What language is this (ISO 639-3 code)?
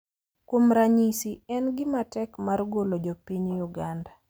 luo